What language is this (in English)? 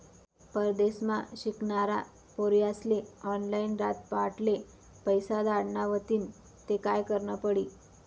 Marathi